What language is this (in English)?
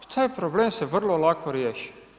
Croatian